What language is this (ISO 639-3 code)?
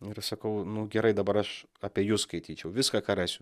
lit